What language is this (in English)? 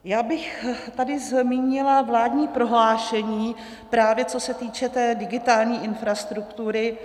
Czech